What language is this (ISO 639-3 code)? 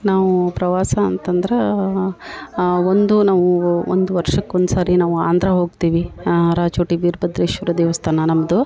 kan